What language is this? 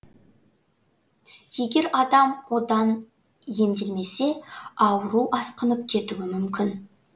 Kazakh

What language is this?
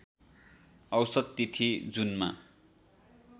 Nepali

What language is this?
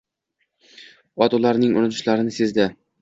Uzbek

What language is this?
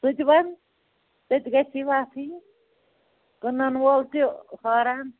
Kashmiri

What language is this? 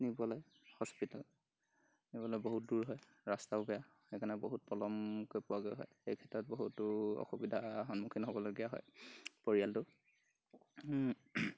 Assamese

